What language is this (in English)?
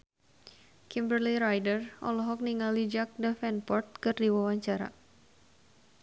Sundanese